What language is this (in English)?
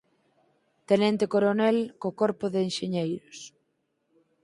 Galician